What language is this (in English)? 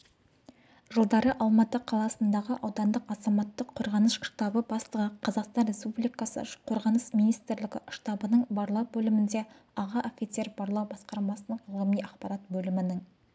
Kazakh